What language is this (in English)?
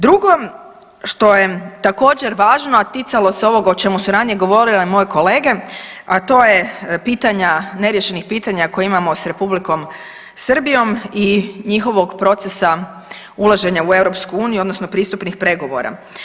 Croatian